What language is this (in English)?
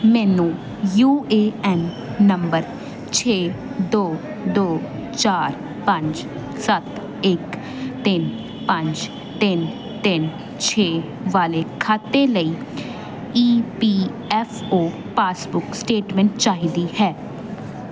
Punjabi